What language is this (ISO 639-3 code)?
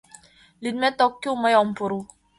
chm